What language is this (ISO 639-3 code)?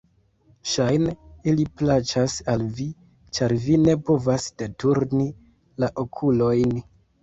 epo